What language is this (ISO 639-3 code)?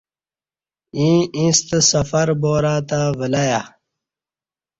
bsh